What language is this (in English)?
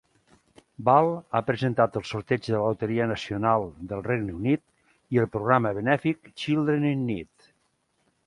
Catalan